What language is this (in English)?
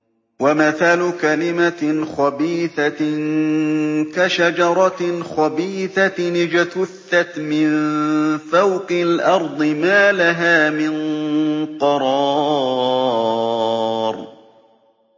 Arabic